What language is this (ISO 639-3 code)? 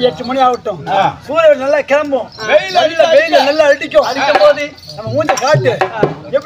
tam